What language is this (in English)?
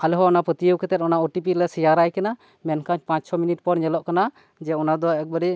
Santali